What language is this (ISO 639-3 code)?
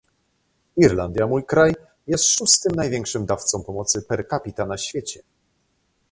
pol